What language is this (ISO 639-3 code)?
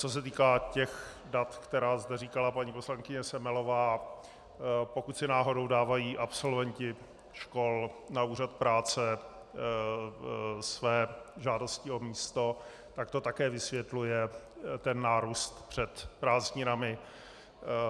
ces